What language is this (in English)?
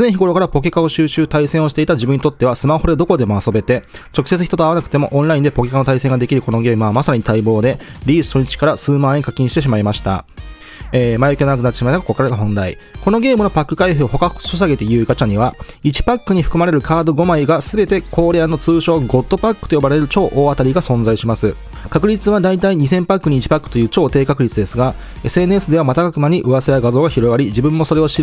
Japanese